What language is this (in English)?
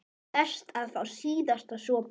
Icelandic